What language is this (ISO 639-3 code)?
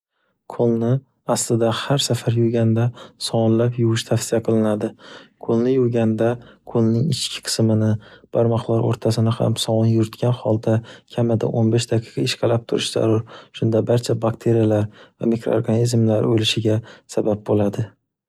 uzb